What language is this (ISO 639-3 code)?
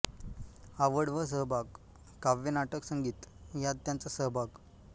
mar